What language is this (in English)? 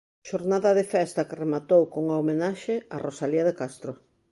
Galician